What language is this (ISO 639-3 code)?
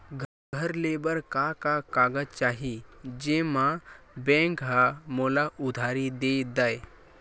hne